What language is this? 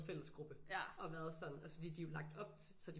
Danish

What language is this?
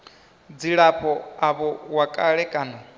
Venda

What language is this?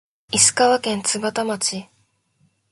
Japanese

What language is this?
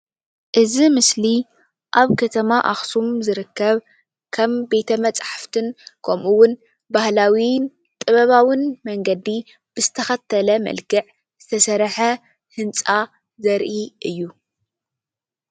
Tigrinya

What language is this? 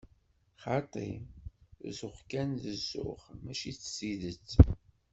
Kabyle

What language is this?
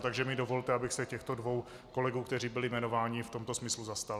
Czech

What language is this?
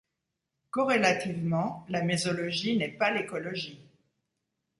French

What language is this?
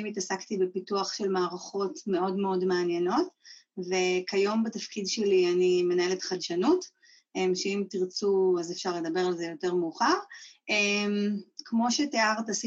Hebrew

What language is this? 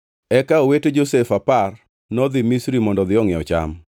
Luo (Kenya and Tanzania)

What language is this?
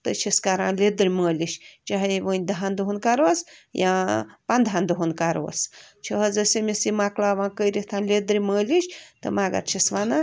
Kashmiri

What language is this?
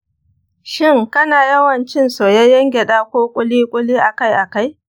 Hausa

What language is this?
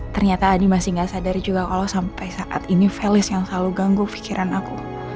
Indonesian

